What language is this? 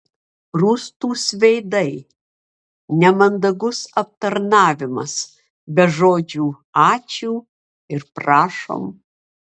Lithuanian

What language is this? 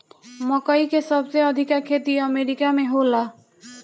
Bhojpuri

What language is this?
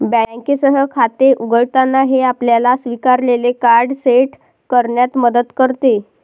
Marathi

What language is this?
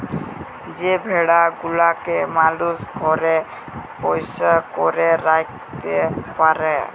Bangla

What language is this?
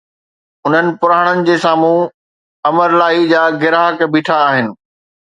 Sindhi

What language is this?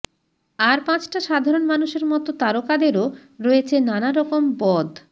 Bangla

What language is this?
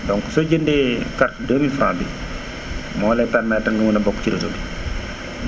Wolof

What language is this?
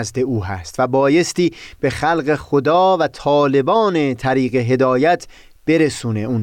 Persian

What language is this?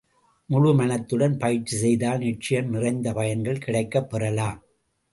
Tamil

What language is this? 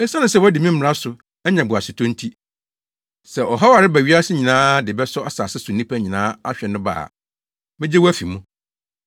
Akan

